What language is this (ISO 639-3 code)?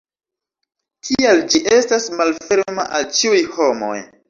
epo